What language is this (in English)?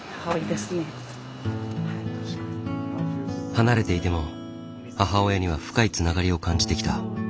Japanese